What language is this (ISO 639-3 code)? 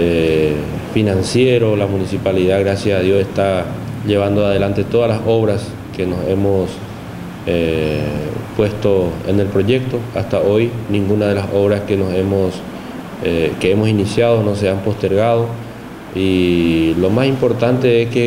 spa